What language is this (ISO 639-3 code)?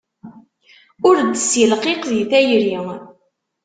kab